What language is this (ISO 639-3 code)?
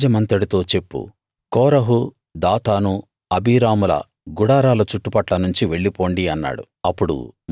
tel